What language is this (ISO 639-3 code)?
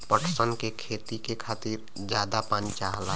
bho